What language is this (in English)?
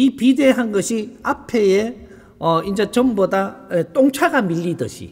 Korean